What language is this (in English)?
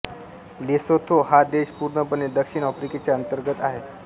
Marathi